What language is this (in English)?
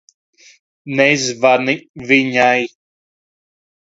Latvian